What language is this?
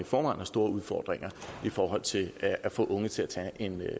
Danish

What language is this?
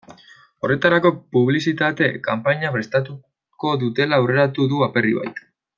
Basque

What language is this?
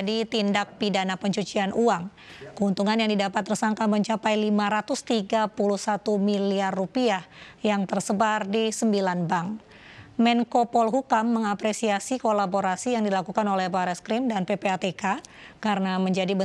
Indonesian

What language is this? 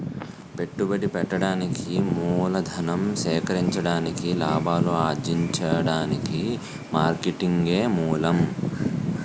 Telugu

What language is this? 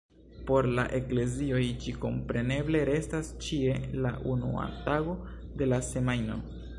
Esperanto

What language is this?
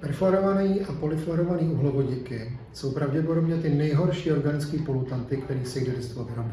Czech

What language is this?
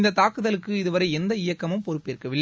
Tamil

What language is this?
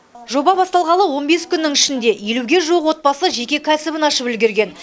Kazakh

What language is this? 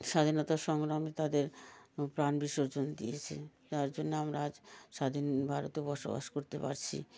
Bangla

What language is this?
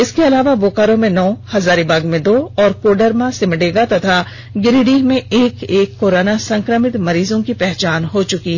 Hindi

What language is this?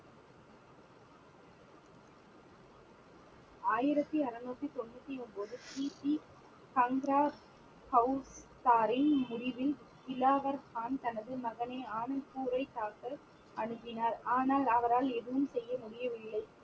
Tamil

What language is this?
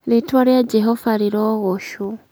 Kikuyu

